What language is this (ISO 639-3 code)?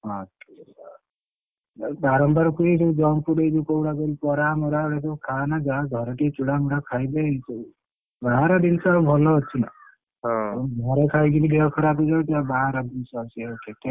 ori